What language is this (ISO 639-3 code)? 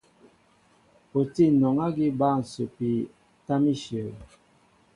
mbo